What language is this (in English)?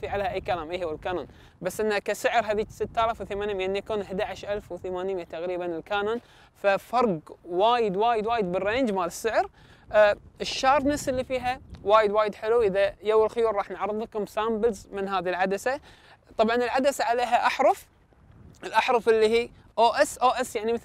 Arabic